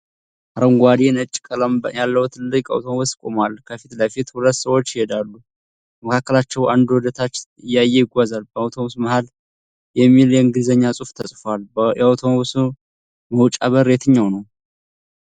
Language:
Amharic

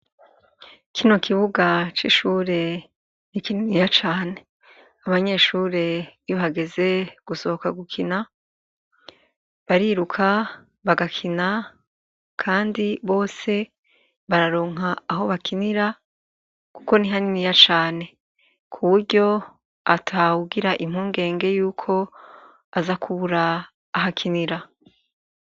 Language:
Rundi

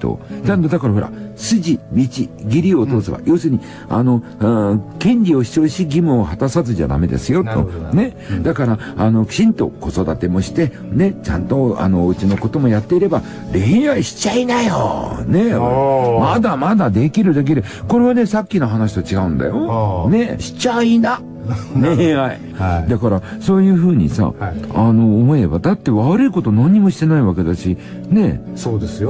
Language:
Japanese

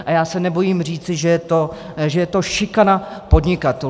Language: Czech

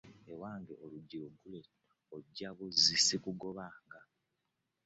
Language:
Ganda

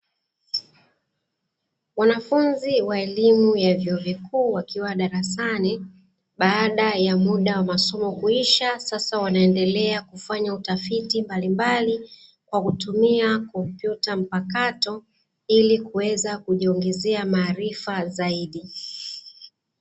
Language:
Swahili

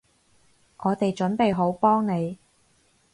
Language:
Cantonese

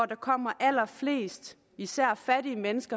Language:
Danish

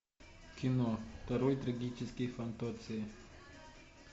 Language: Russian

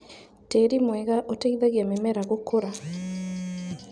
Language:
Kikuyu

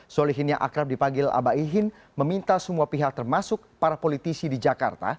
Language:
Indonesian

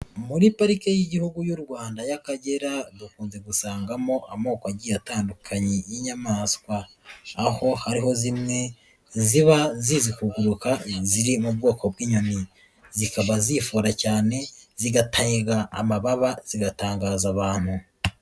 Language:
Kinyarwanda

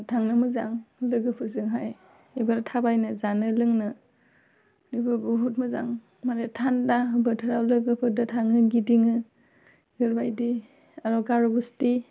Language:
Bodo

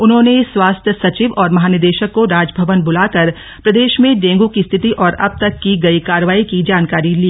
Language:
Hindi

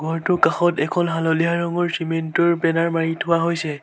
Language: Assamese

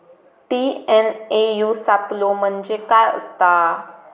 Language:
Marathi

